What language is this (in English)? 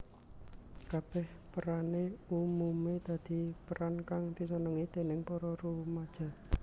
Javanese